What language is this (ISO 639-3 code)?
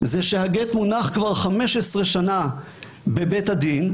heb